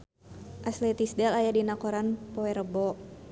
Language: Sundanese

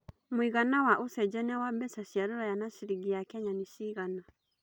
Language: Kikuyu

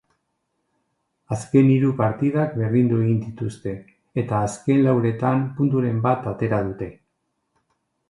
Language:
Basque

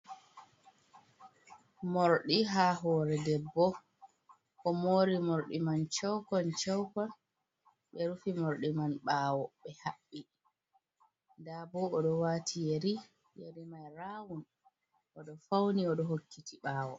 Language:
Fula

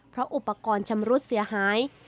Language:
Thai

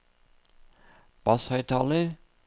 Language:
Norwegian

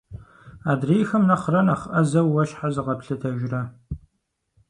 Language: Kabardian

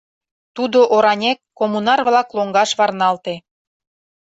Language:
Mari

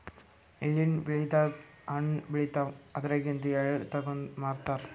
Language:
Kannada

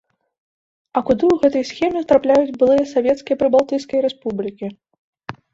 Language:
Belarusian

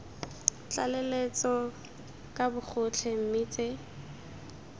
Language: Tswana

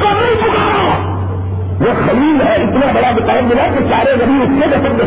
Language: Urdu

